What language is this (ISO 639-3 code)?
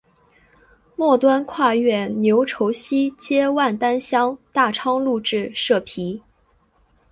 zho